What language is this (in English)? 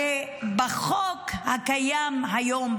Hebrew